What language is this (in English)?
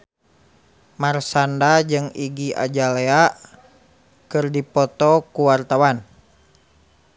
Sundanese